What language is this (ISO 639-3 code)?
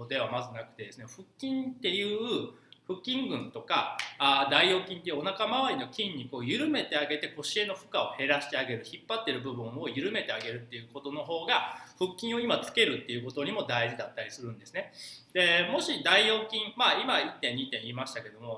jpn